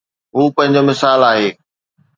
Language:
Sindhi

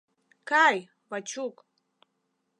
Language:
Mari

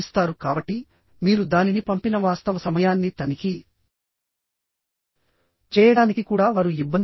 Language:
Telugu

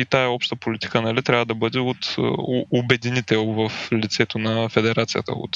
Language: Bulgarian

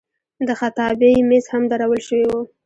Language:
Pashto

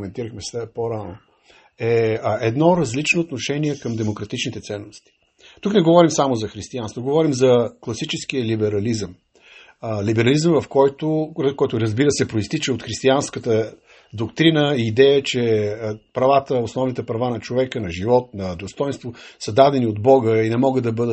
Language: Bulgarian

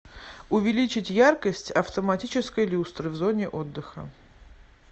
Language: Russian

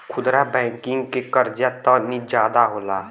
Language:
Bhojpuri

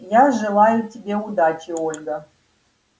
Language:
Russian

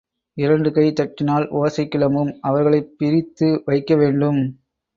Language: Tamil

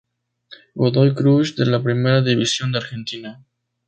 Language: Spanish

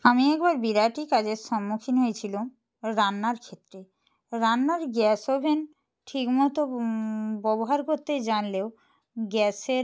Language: Bangla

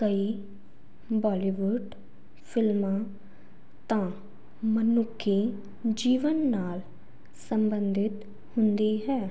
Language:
Punjabi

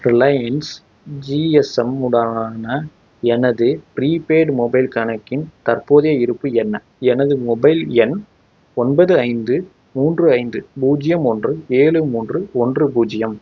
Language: Tamil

